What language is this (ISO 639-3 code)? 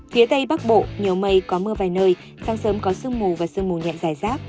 vie